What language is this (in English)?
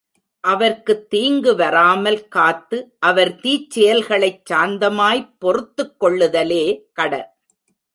Tamil